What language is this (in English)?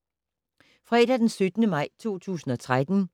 Danish